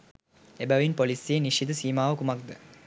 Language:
Sinhala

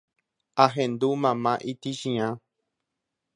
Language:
Guarani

